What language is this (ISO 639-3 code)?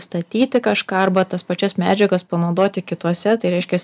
lit